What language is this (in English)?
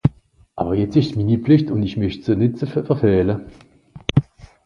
Swiss German